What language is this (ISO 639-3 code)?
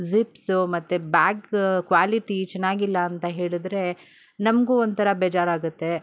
kan